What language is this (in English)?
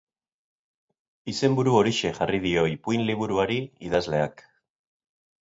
Basque